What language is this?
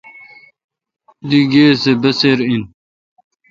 Kalkoti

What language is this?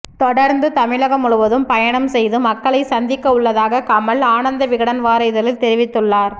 Tamil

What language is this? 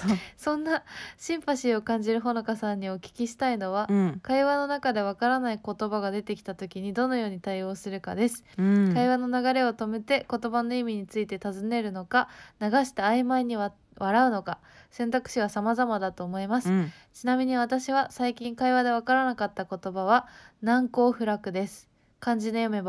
Japanese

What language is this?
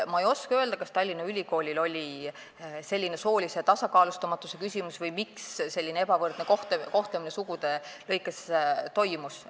Estonian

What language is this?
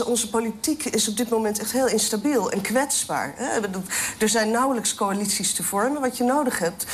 Dutch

